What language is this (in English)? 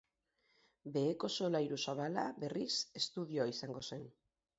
Basque